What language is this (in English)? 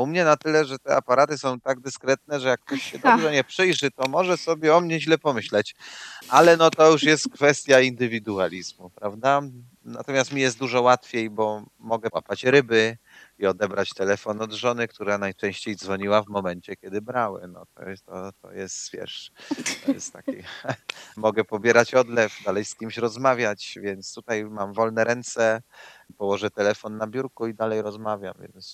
Polish